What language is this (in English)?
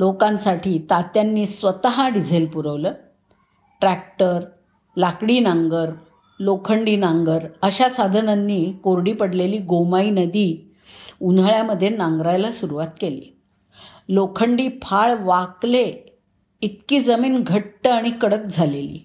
Marathi